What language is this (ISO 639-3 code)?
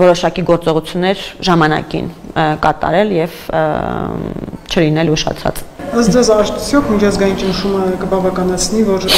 ron